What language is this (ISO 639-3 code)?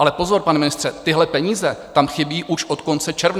ces